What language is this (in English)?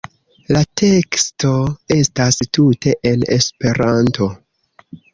Esperanto